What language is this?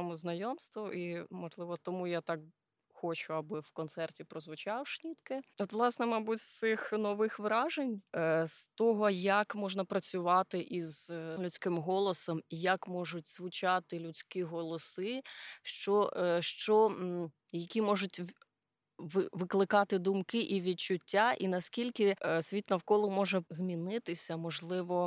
Ukrainian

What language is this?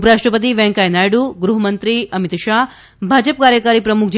Gujarati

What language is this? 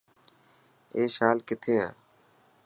Dhatki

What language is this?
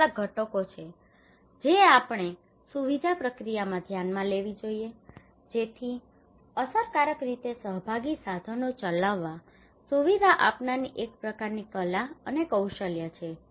Gujarati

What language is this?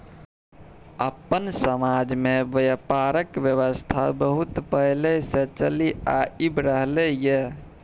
Maithili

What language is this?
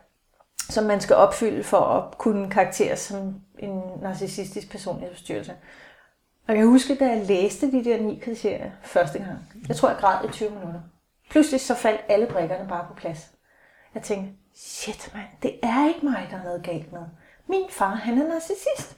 Danish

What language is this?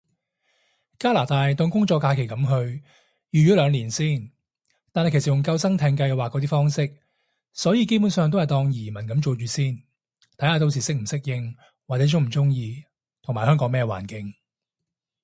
Cantonese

